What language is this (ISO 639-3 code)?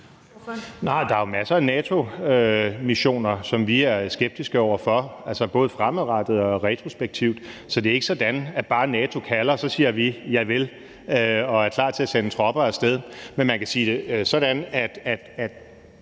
dan